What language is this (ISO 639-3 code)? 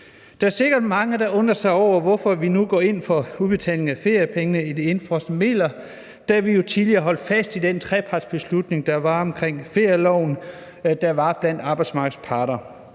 dan